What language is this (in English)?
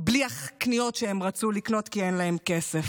Hebrew